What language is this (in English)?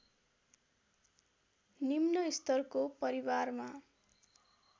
Nepali